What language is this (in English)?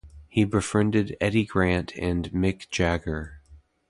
English